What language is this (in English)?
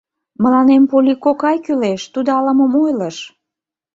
Mari